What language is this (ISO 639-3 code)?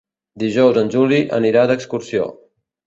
cat